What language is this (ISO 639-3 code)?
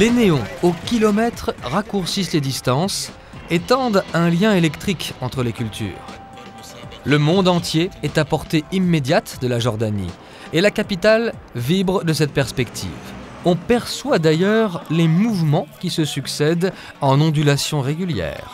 fra